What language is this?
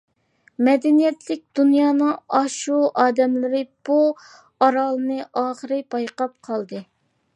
Uyghur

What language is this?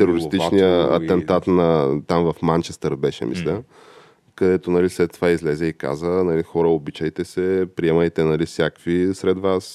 Bulgarian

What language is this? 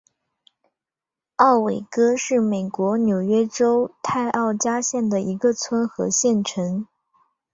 Chinese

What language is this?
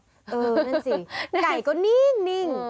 Thai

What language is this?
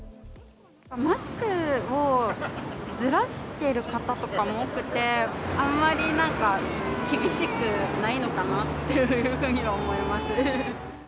Japanese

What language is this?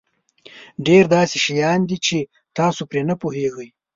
Pashto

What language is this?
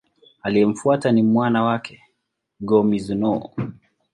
Swahili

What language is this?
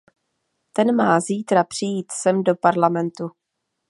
Czech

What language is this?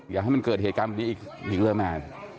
Thai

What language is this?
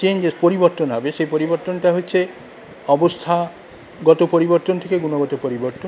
Bangla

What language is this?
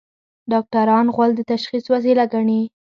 Pashto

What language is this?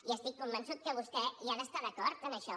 Catalan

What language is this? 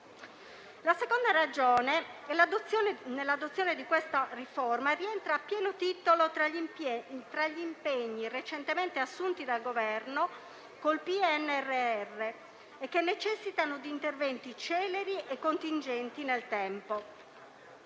Italian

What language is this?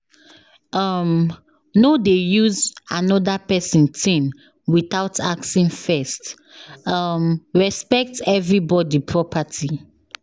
Nigerian Pidgin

